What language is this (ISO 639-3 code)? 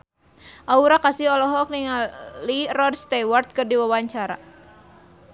sun